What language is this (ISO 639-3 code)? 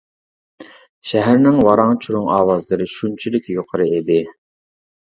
uig